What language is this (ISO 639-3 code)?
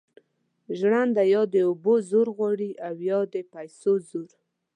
pus